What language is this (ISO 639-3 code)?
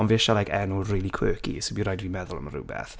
cym